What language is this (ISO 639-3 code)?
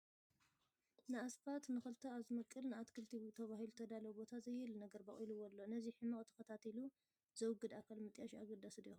tir